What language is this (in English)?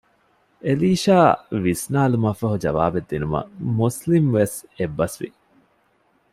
Divehi